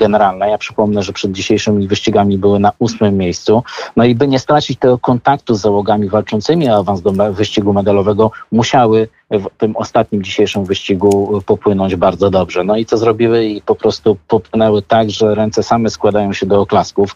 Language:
Polish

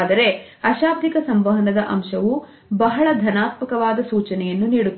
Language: Kannada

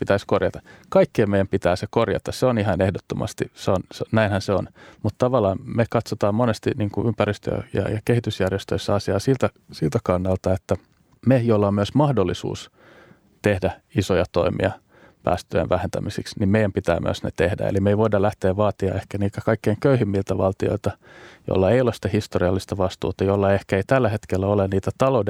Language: Finnish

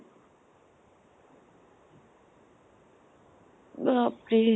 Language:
Assamese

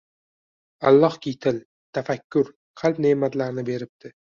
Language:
Uzbek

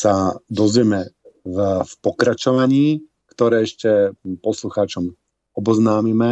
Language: Slovak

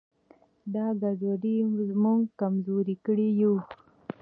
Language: Pashto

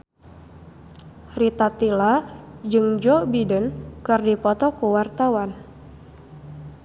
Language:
Sundanese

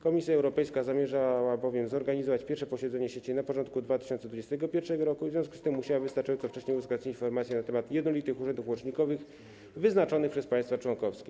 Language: Polish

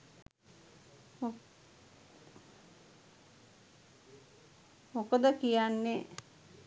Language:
Sinhala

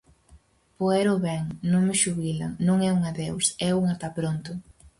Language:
Galician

